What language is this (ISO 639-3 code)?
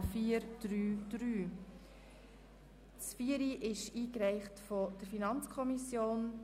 gsw